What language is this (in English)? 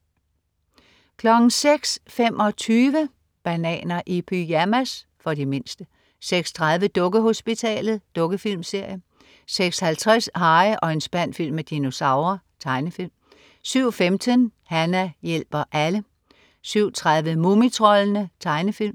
Danish